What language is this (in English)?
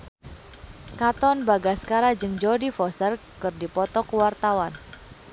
Sundanese